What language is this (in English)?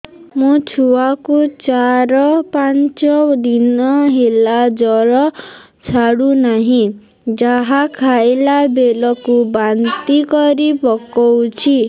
Odia